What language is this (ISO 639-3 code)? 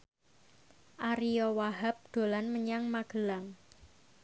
jav